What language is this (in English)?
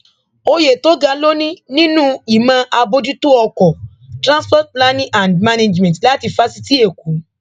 Yoruba